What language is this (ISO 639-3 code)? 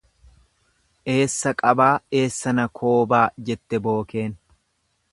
orm